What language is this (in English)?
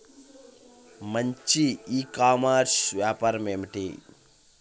Telugu